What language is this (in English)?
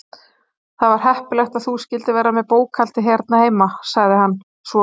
Icelandic